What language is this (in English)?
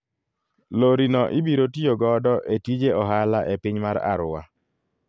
Luo (Kenya and Tanzania)